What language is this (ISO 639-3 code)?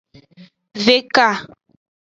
ajg